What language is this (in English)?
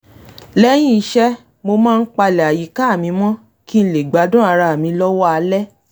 Yoruba